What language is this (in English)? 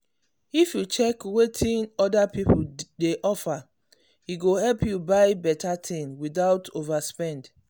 Nigerian Pidgin